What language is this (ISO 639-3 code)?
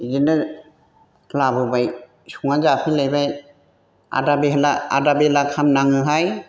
brx